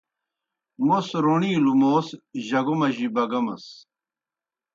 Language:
Kohistani Shina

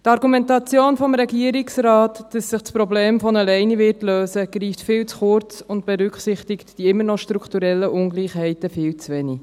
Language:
Swiss German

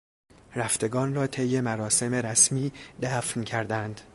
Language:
Persian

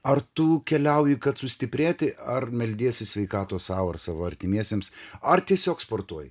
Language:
Lithuanian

